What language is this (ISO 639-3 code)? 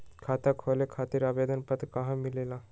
mag